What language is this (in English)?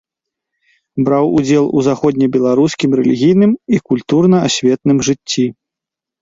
Belarusian